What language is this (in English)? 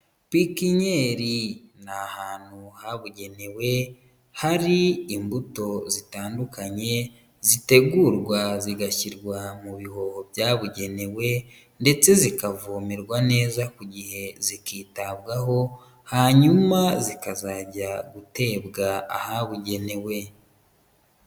Kinyarwanda